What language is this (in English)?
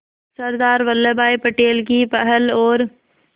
Hindi